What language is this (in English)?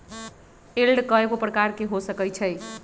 Magahi